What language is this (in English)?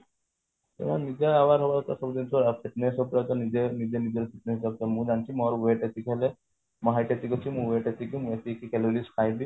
Odia